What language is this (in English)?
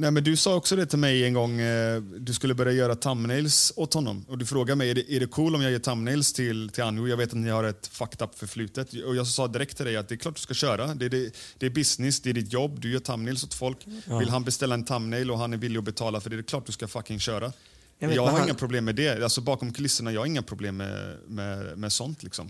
Swedish